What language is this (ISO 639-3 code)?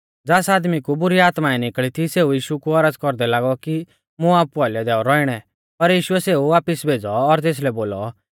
bfz